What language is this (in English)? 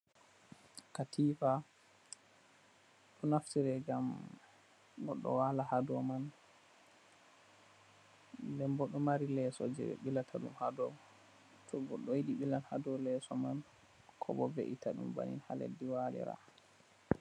Fula